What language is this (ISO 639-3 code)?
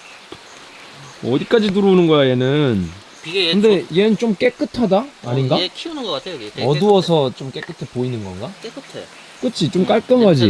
kor